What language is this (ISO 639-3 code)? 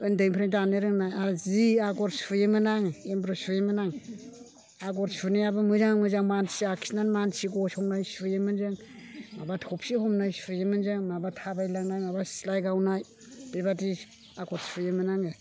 brx